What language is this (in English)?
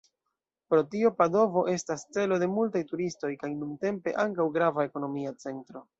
Esperanto